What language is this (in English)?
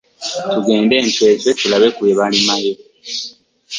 Ganda